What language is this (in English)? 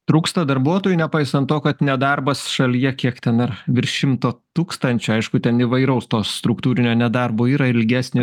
Lithuanian